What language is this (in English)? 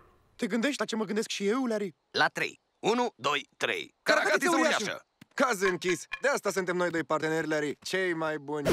Romanian